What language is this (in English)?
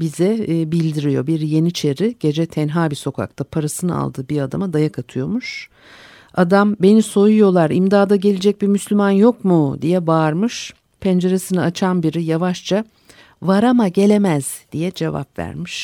Turkish